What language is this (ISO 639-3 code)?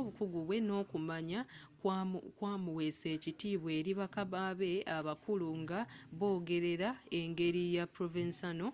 lug